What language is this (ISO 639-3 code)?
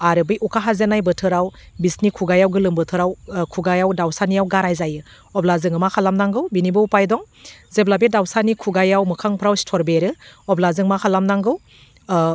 brx